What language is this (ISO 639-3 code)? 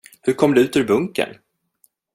swe